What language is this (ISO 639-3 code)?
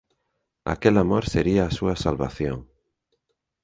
glg